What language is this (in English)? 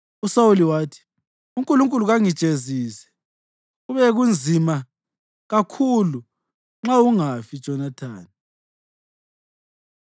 North Ndebele